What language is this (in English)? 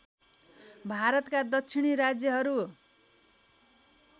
Nepali